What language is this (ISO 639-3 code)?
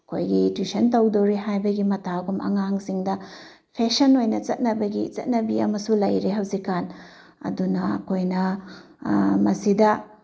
mni